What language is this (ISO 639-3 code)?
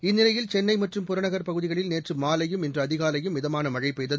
tam